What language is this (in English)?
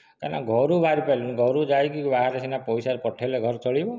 Odia